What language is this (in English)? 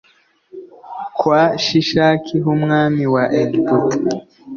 Kinyarwanda